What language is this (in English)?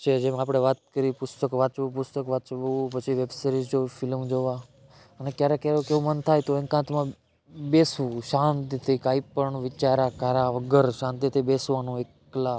Gujarati